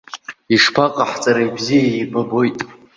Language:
Abkhazian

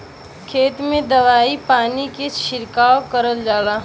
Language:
Bhojpuri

